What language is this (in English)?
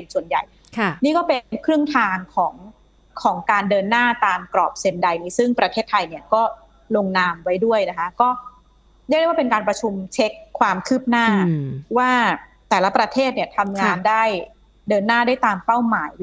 Thai